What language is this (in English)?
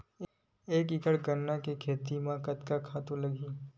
Chhattisgarhi